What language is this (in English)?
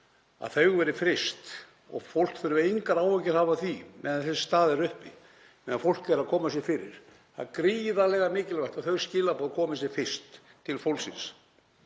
Icelandic